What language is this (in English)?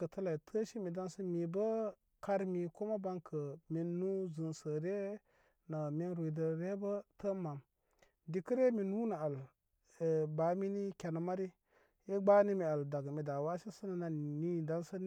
Koma